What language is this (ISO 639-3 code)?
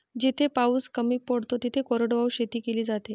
mar